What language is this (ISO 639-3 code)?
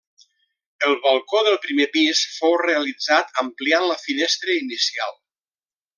cat